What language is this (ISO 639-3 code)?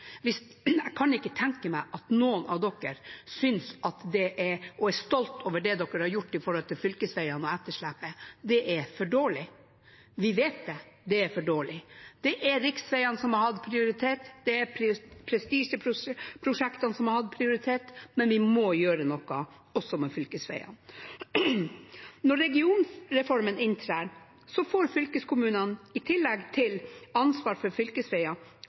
nob